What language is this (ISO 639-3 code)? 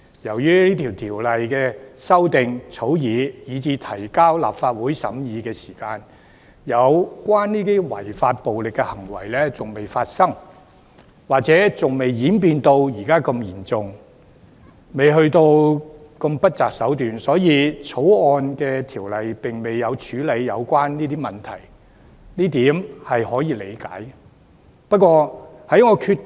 yue